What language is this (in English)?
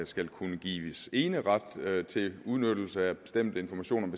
Danish